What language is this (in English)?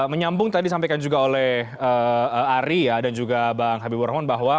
Indonesian